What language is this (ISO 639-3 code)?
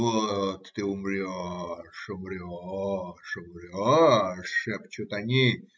rus